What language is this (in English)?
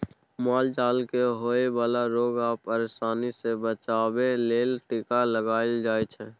Maithili